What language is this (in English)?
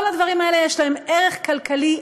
Hebrew